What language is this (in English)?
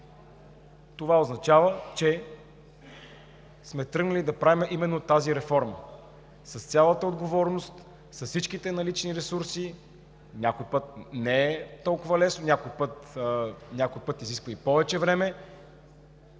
Bulgarian